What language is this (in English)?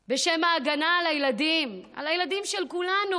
Hebrew